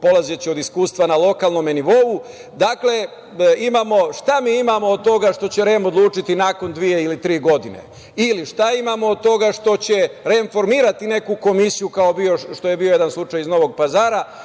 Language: Serbian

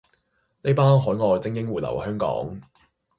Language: Cantonese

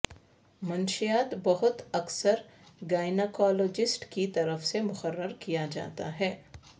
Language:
Urdu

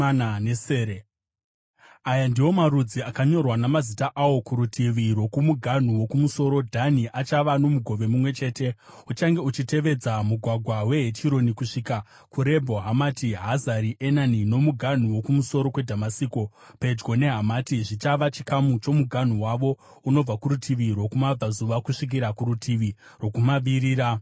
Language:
Shona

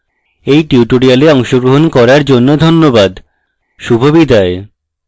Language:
Bangla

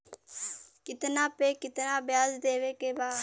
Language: Bhojpuri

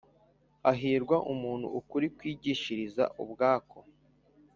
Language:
Kinyarwanda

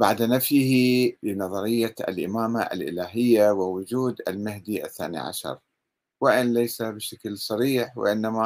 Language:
Arabic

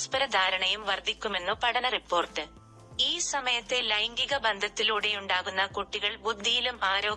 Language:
Malayalam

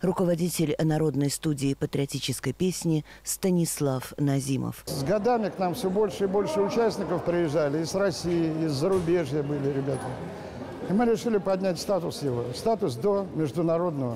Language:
Russian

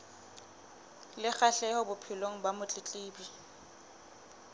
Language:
Southern Sotho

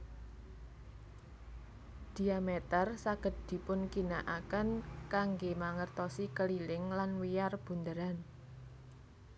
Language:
Javanese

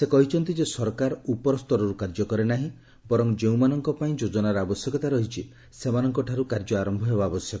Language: Odia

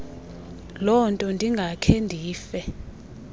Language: Xhosa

